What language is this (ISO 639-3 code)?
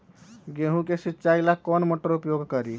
mag